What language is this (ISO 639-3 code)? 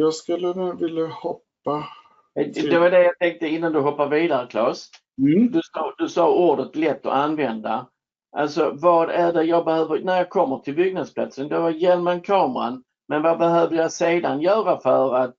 swe